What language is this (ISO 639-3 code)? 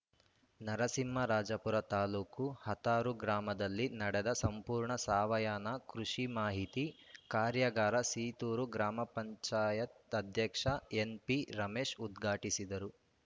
kan